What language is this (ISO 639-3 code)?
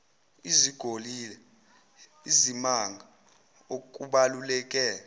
zul